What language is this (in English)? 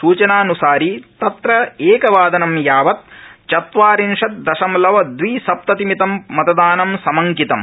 Sanskrit